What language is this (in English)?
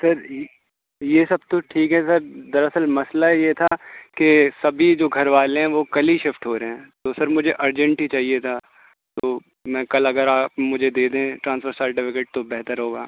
Urdu